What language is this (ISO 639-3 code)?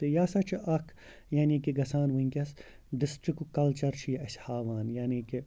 kas